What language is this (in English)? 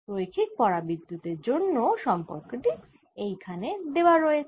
Bangla